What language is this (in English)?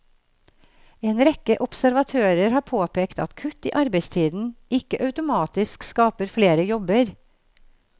Norwegian